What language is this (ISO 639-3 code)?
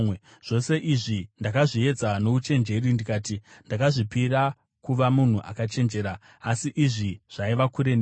sna